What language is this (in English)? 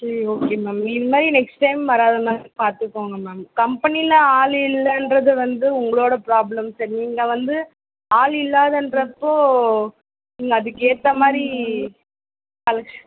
Tamil